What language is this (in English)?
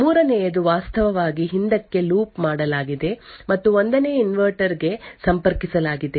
Kannada